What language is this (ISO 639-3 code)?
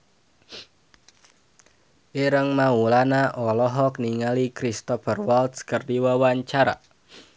sun